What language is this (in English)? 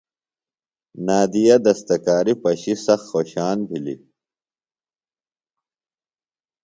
Phalura